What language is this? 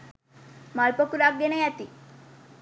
Sinhala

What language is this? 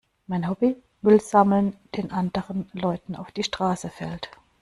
German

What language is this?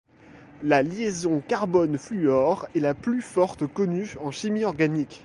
French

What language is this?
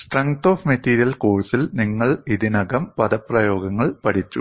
Malayalam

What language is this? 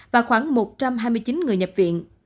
Vietnamese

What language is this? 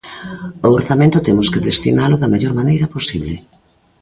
Galician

